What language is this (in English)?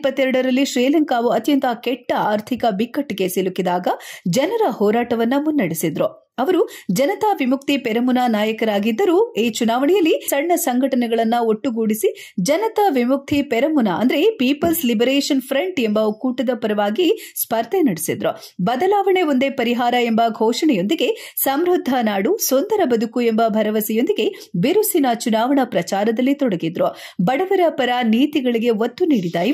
Kannada